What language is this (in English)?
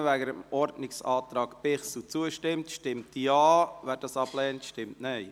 Swiss German